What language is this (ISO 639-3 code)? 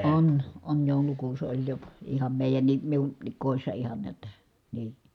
fin